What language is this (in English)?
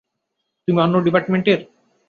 Bangla